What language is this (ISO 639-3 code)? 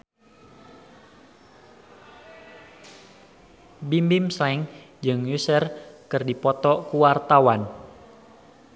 sun